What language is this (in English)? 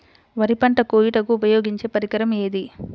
Telugu